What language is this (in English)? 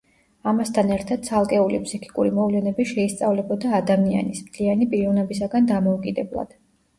Georgian